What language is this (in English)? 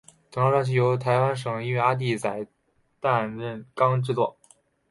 Chinese